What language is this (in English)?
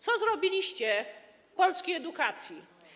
Polish